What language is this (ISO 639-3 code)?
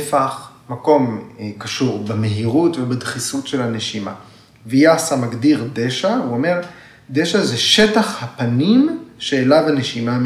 heb